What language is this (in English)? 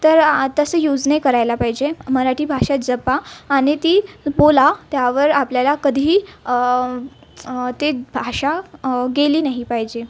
Marathi